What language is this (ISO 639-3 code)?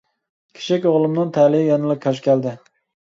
uig